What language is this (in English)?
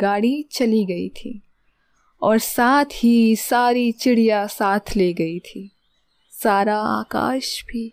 Hindi